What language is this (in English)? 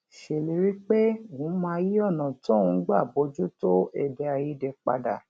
Yoruba